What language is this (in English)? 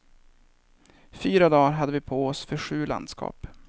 Swedish